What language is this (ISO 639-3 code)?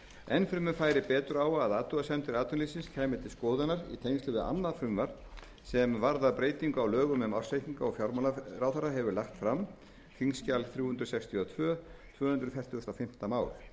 isl